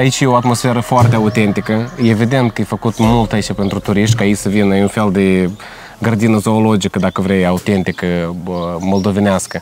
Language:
Romanian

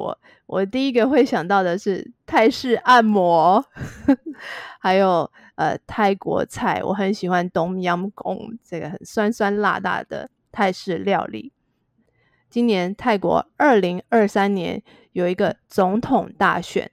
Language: Chinese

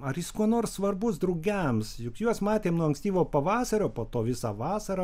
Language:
Lithuanian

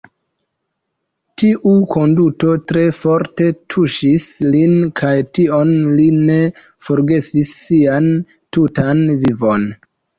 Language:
Esperanto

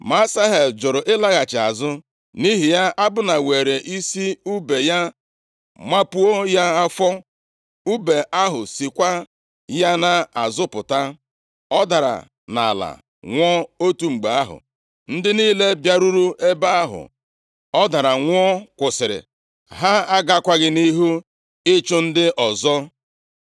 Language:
Igbo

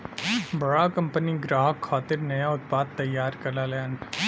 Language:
Bhojpuri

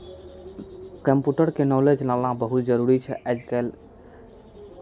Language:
Maithili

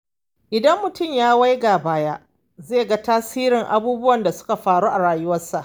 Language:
Hausa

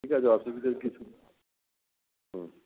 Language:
Bangla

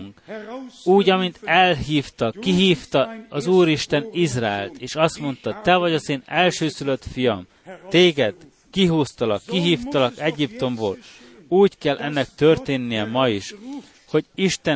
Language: Hungarian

